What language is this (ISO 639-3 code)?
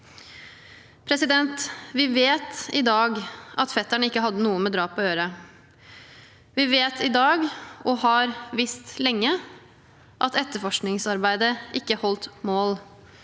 nor